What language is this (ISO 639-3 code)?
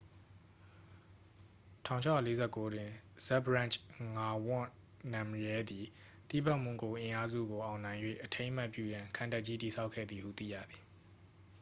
mya